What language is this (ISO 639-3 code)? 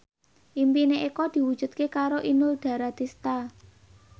jav